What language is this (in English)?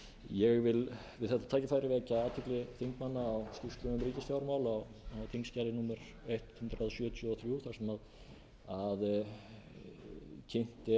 Icelandic